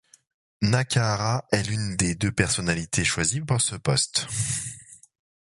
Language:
French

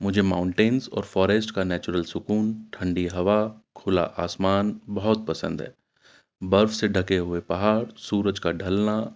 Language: Urdu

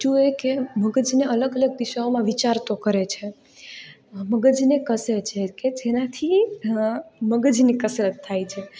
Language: Gujarati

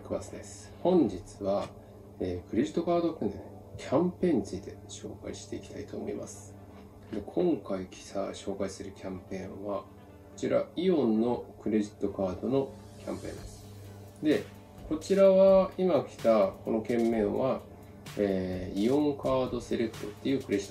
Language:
Japanese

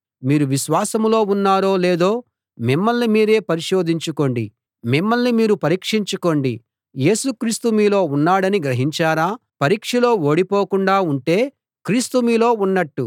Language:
Telugu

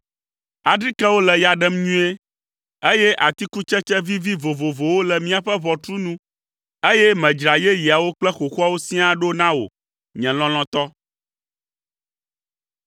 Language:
Ewe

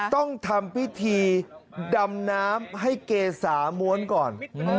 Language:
Thai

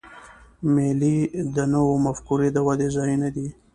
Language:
Pashto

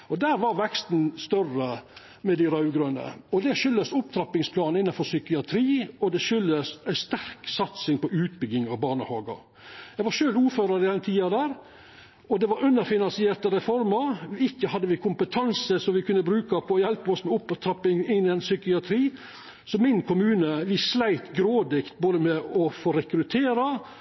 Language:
Norwegian Nynorsk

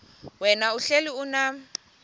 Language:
Xhosa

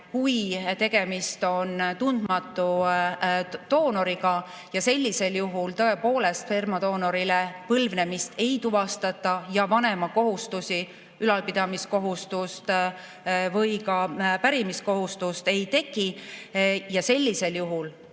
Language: Estonian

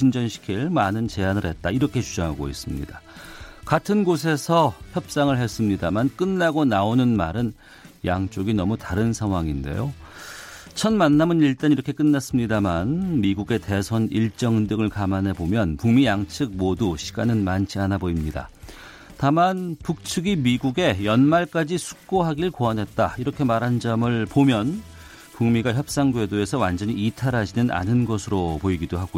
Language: Korean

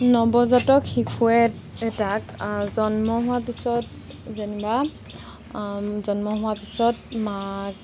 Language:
Assamese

